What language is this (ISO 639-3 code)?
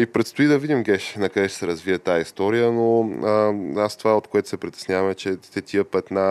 bul